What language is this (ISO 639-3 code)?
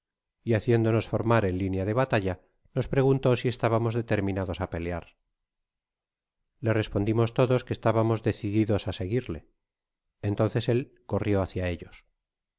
spa